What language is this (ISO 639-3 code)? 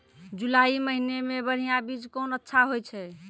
mai